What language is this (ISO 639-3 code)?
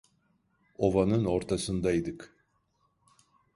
tur